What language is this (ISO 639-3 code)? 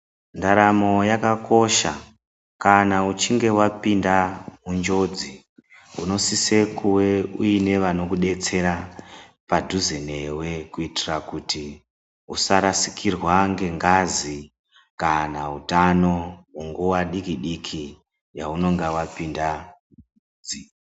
ndc